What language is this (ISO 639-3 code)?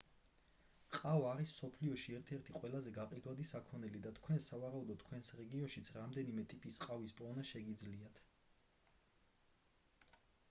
kat